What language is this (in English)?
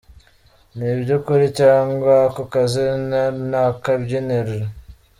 Kinyarwanda